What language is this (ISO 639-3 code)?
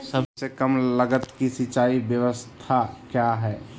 mag